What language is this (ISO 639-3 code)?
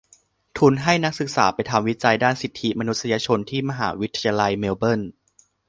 tha